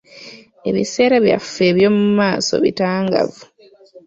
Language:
Ganda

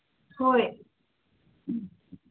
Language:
Manipuri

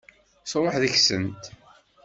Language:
Kabyle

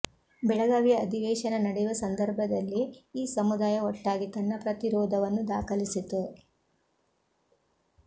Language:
Kannada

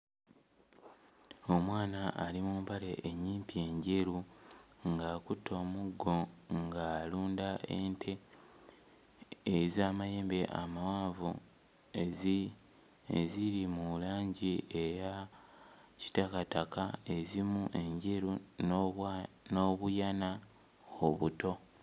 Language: Ganda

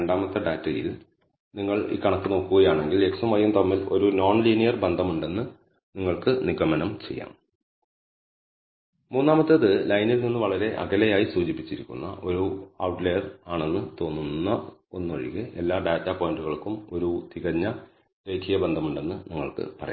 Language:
Malayalam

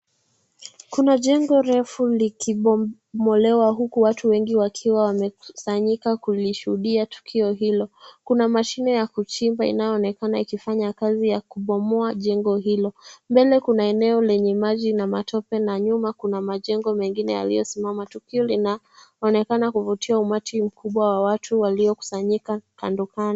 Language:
Swahili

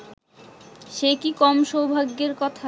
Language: Bangla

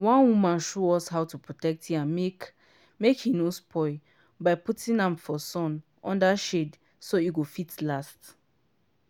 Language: Nigerian Pidgin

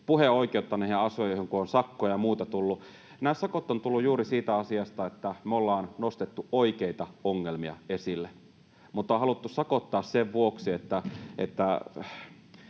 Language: Finnish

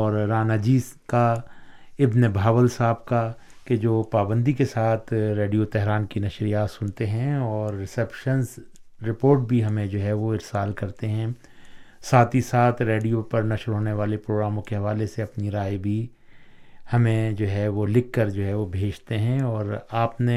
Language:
Urdu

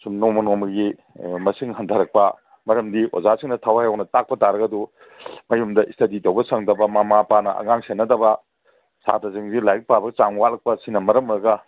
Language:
Manipuri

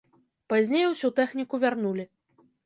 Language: Belarusian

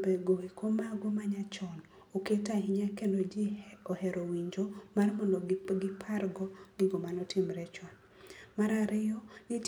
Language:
Luo (Kenya and Tanzania)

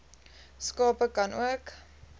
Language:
Afrikaans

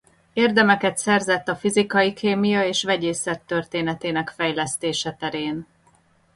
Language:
Hungarian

